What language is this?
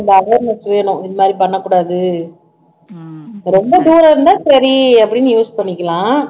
Tamil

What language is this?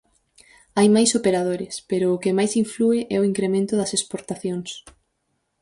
Galician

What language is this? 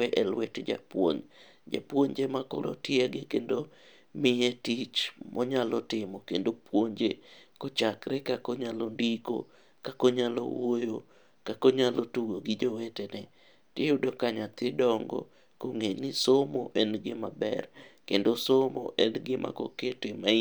Luo (Kenya and Tanzania)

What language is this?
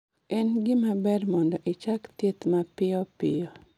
Luo (Kenya and Tanzania)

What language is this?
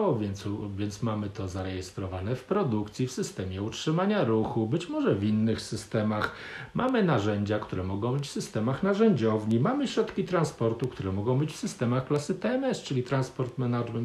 Polish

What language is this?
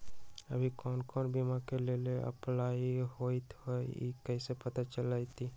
Magahi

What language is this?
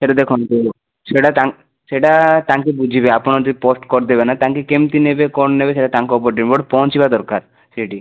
Odia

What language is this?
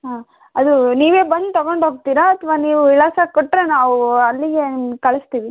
Kannada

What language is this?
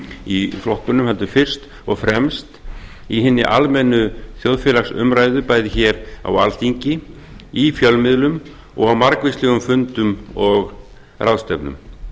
Icelandic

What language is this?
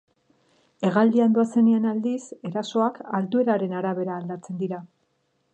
Basque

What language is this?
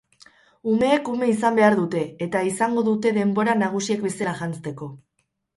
Basque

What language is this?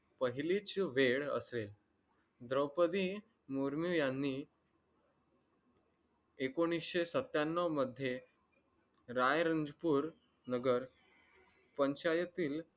Marathi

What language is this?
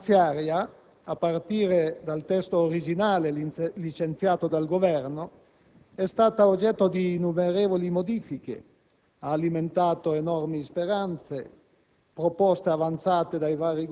Italian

